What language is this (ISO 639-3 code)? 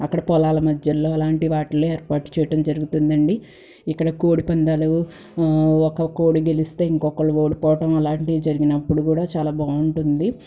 tel